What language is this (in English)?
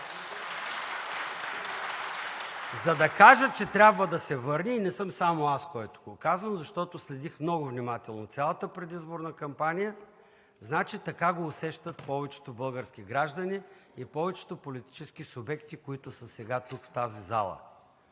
Bulgarian